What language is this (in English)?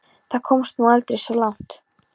Icelandic